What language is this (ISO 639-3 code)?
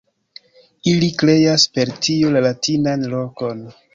epo